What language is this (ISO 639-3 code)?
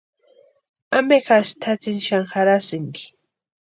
pua